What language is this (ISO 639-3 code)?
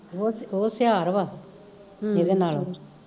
pan